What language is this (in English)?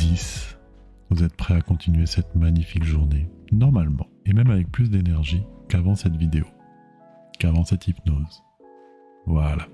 French